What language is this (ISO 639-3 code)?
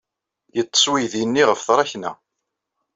kab